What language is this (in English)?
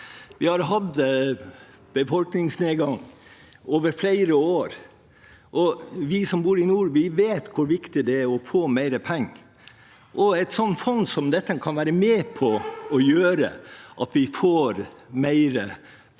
Norwegian